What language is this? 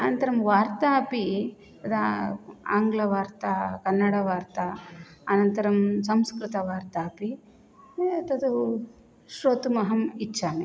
Sanskrit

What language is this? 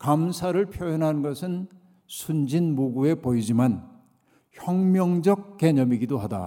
Korean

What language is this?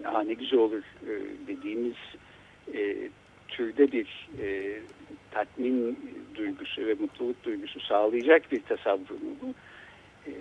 Turkish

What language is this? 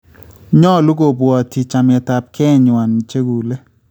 Kalenjin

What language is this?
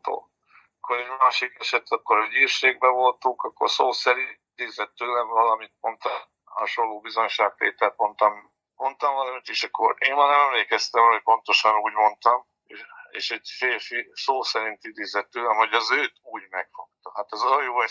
Hungarian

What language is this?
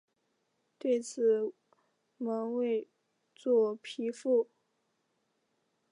Chinese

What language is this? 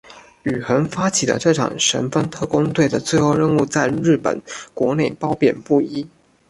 Chinese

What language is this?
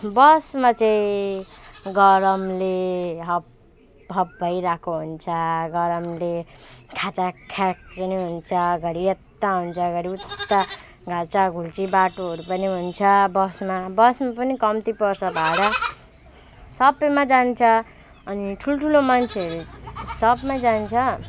Nepali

